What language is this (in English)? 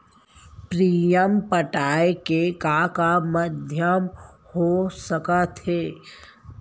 Chhattisgarhi